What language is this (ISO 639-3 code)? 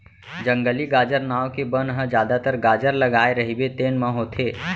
hne